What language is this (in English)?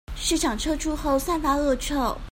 Chinese